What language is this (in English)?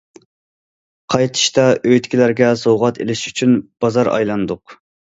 Uyghur